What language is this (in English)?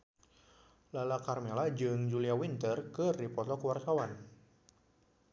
Sundanese